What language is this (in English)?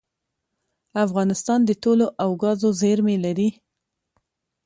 Pashto